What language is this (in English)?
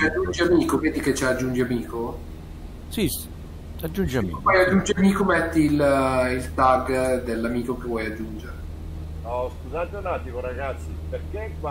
Italian